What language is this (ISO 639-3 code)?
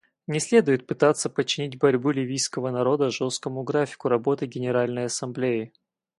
rus